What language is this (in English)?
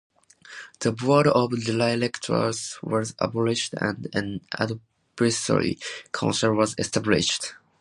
English